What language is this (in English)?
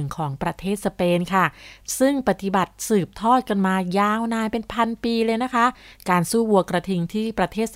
Thai